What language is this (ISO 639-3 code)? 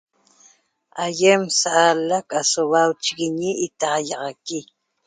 tob